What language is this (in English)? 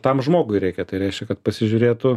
Lithuanian